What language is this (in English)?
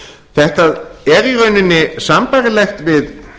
Icelandic